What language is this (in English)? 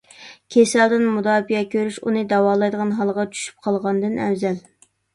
Uyghur